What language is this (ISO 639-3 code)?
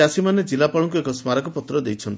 ori